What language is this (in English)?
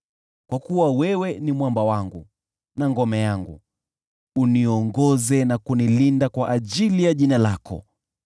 Swahili